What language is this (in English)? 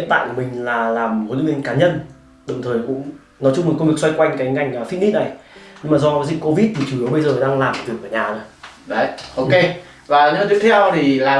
Vietnamese